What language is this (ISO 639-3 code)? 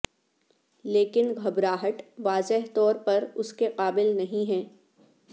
urd